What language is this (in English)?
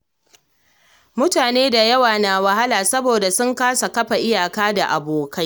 Hausa